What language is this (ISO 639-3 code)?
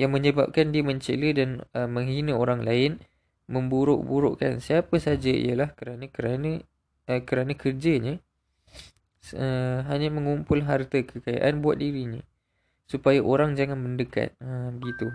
msa